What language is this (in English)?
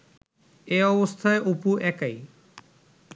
Bangla